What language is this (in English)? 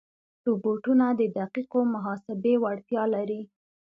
Pashto